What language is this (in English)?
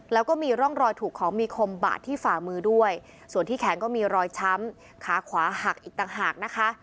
Thai